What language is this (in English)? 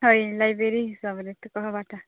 Odia